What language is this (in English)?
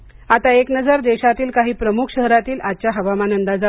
Marathi